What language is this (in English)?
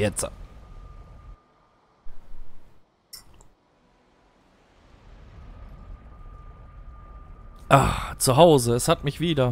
German